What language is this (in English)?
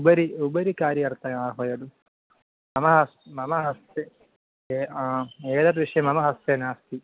Sanskrit